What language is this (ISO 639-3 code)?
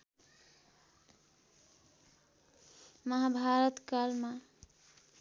nep